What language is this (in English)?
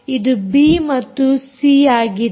Kannada